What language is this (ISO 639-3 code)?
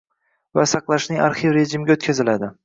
uzb